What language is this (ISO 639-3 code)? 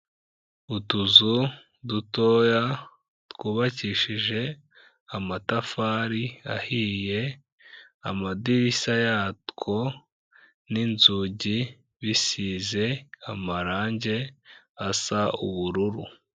kin